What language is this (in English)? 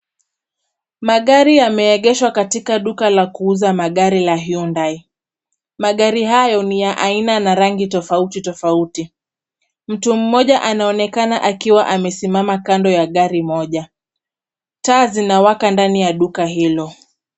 Swahili